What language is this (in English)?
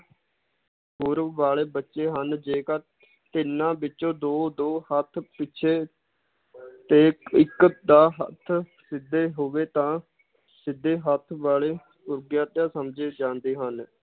Punjabi